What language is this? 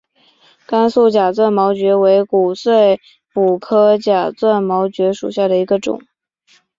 Chinese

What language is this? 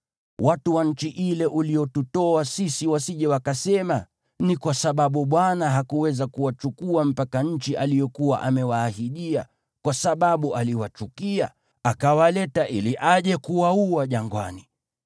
Swahili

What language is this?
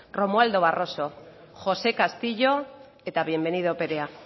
Basque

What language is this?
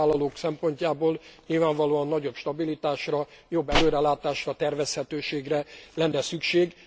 Hungarian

